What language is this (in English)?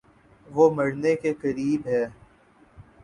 Urdu